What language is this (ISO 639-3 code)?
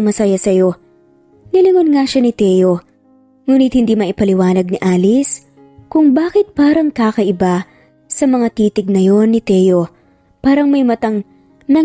fil